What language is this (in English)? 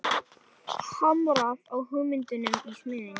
Icelandic